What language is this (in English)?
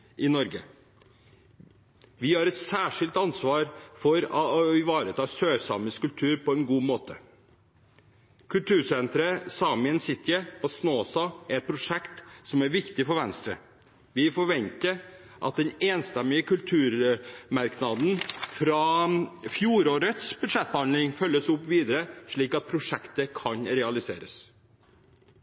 Norwegian Bokmål